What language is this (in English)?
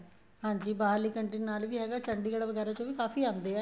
Punjabi